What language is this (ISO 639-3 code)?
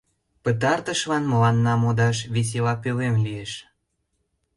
chm